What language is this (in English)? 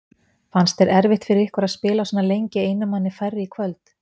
Icelandic